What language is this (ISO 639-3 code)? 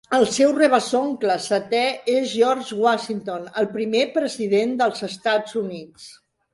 cat